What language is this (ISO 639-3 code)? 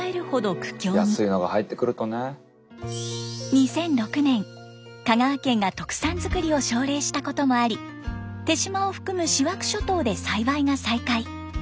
jpn